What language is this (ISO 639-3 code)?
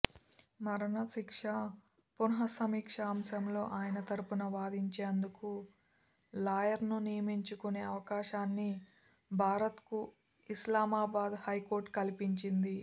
tel